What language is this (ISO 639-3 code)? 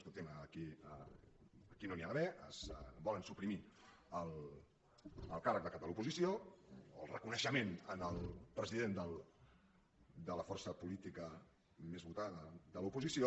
cat